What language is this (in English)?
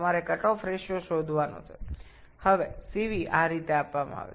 Bangla